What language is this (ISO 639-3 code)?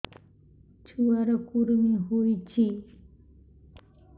ori